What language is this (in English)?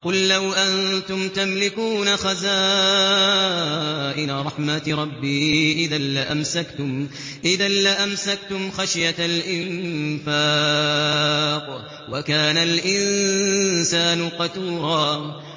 Arabic